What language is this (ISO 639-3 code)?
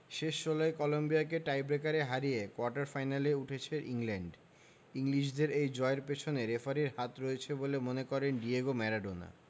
ben